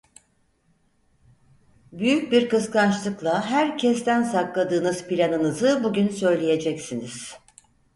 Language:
Turkish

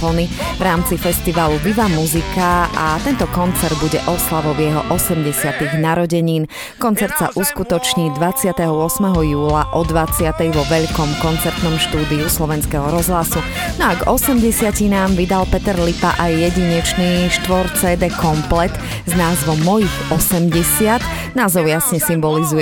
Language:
Slovak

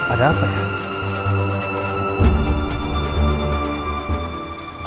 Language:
Indonesian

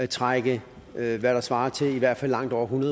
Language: Danish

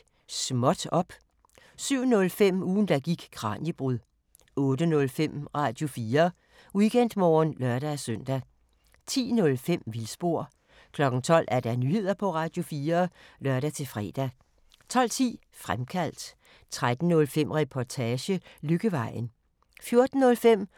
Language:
Danish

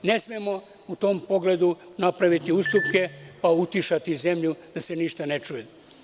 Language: Serbian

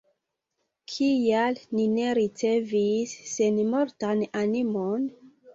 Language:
Esperanto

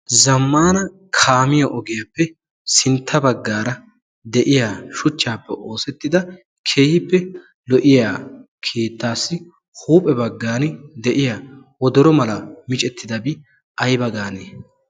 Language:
Wolaytta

